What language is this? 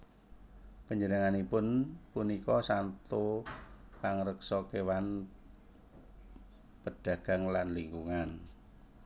Javanese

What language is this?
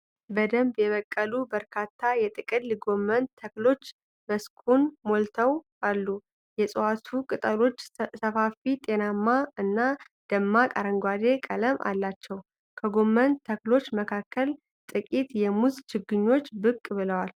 Amharic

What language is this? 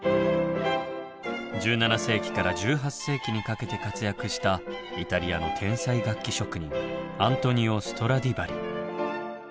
Japanese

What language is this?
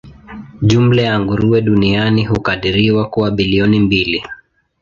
Swahili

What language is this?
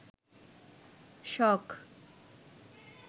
Bangla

